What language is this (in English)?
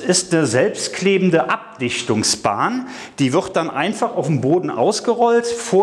German